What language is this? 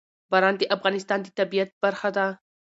Pashto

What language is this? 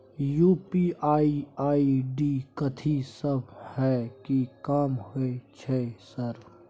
Maithili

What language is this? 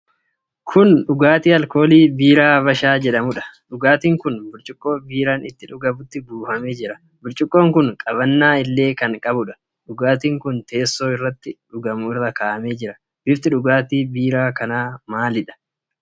Oromo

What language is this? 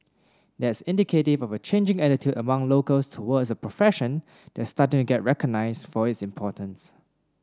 English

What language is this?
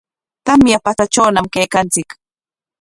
Corongo Ancash Quechua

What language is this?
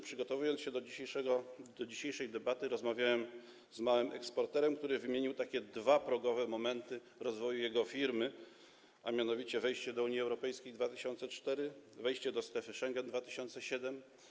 Polish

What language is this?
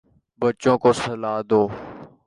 Urdu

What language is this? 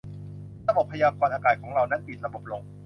Thai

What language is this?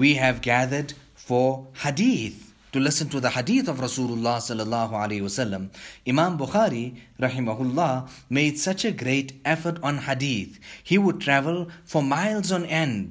English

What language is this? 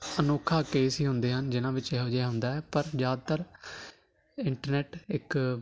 Punjabi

